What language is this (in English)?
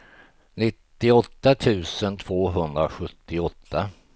Swedish